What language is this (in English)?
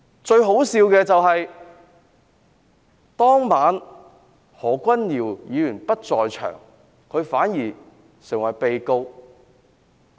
Cantonese